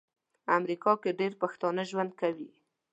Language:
Pashto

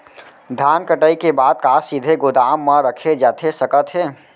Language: Chhattisgarhi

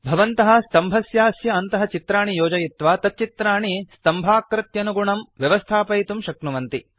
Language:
Sanskrit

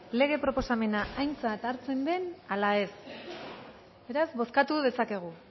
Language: Basque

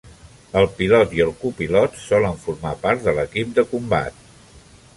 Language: Catalan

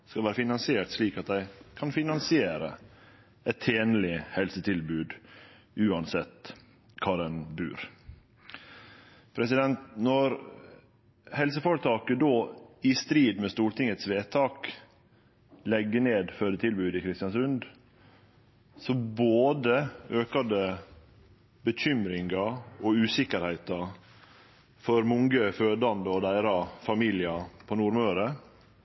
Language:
Norwegian Nynorsk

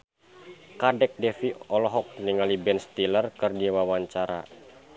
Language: Sundanese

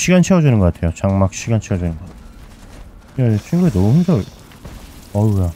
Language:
Korean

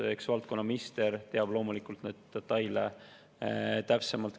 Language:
Estonian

